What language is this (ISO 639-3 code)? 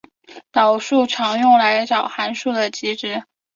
zho